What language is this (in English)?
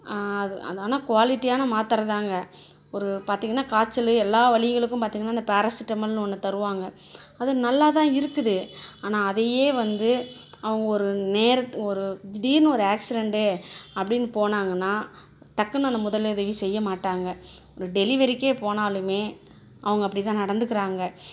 Tamil